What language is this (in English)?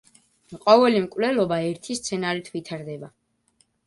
Georgian